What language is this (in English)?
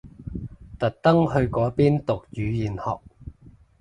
Cantonese